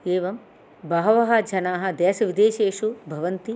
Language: Sanskrit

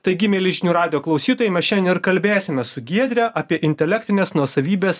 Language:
Lithuanian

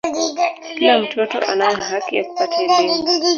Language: Swahili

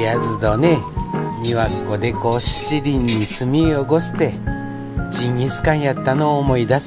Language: Japanese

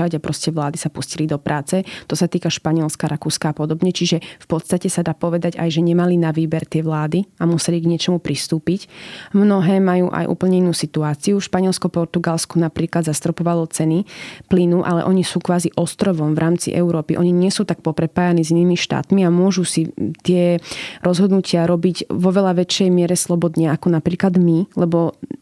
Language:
Slovak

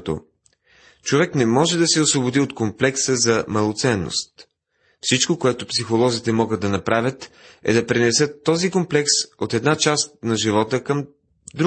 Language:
Bulgarian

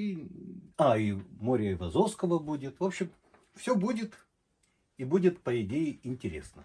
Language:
Russian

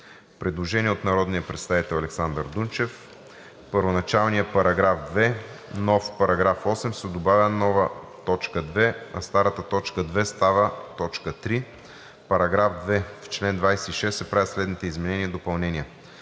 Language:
Bulgarian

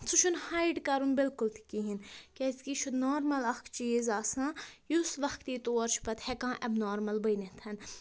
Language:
Kashmiri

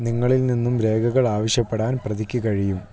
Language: Malayalam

